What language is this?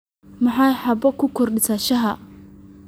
Somali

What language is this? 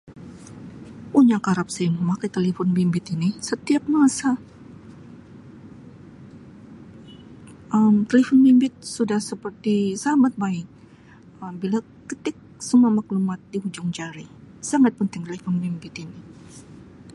Sabah Malay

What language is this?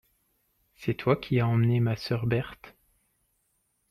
French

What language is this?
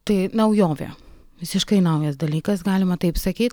Lithuanian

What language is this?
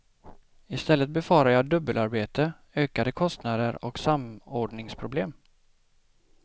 Swedish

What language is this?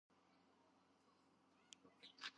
Georgian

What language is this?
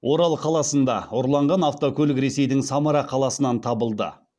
Kazakh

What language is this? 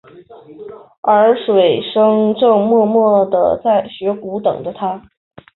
Chinese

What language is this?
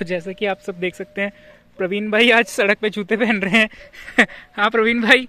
Hindi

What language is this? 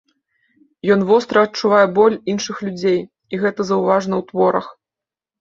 Belarusian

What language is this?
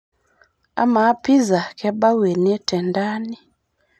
Masai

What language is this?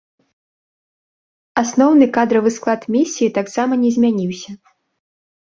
Belarusian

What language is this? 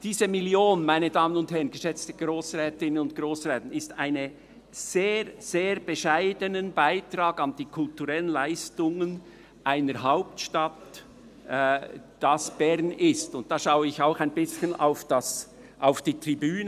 Swiss German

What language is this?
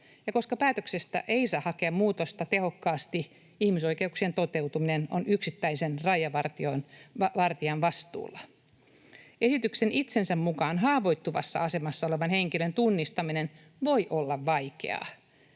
Finnish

